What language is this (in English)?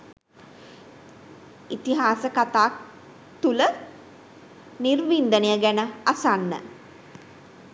Sinhala